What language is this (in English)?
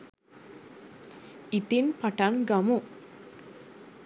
Sinhala